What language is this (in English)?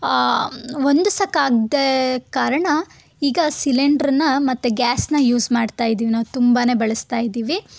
Kannada